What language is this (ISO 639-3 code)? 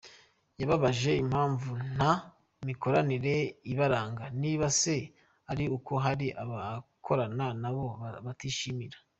kin